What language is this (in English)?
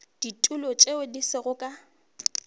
Northern Sotho